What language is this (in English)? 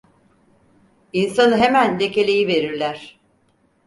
Turkish